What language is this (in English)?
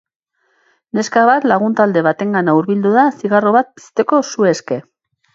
Basque